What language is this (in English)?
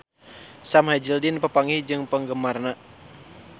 Sundanese